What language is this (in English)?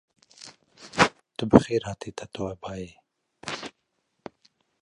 Kurdish